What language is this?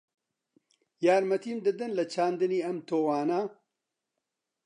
Central Kurdish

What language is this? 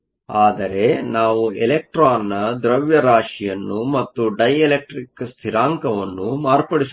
Kannada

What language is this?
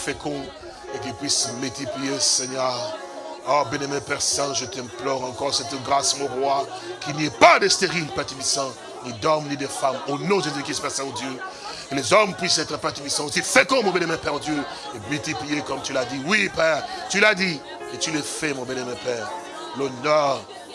French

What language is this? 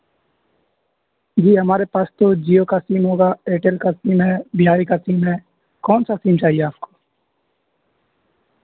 Urdu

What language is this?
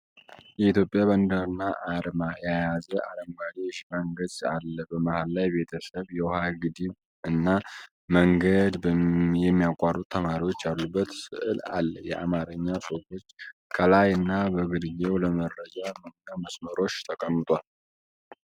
Amharic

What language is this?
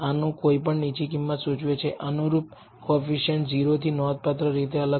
Gujarati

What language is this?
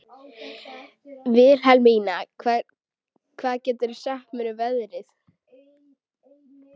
Icelandic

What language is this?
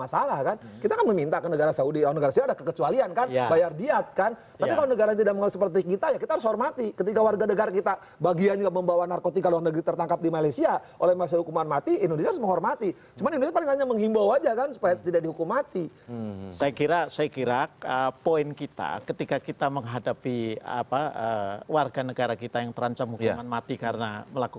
Indonesian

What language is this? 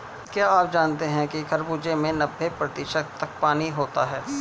Hindi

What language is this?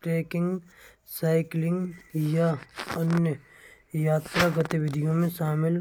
Braj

